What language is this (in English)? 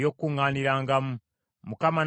Ganda